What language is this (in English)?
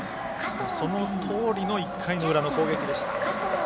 Japanese